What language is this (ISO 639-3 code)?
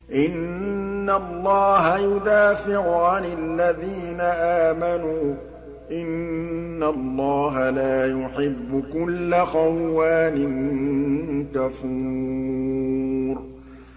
ara